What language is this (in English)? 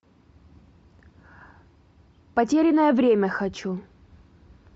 Russian